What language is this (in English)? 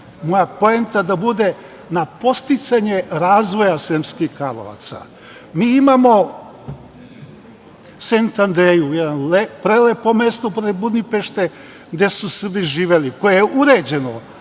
Serbian